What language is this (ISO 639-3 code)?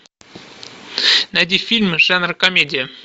rus